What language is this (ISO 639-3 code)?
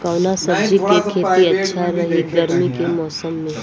bho